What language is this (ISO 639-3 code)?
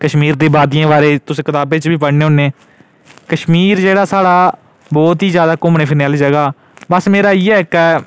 doi